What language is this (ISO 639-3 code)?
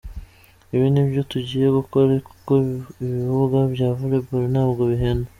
kin